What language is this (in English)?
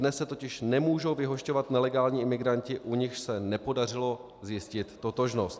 Czech